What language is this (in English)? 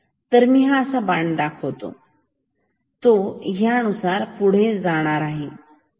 Marathi